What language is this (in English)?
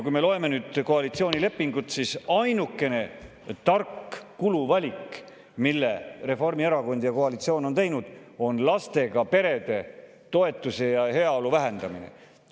Estonian